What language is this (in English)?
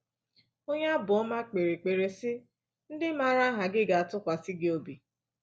Igbo